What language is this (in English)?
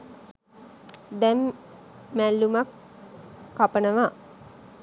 Sinhala